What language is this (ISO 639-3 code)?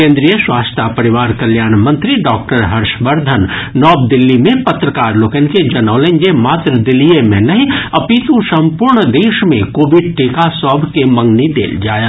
mai